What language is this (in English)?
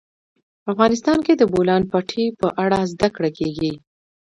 Pashto